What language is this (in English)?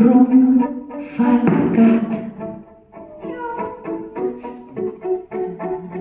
Catalan